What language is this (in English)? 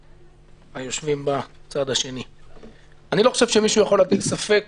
Hebrew